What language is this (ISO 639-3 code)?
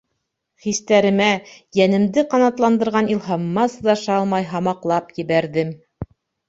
bak